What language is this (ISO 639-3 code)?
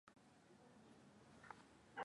swa